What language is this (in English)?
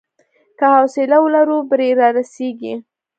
Pashto